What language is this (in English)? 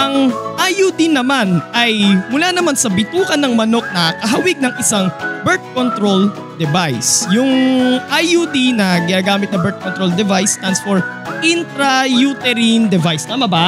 Filipino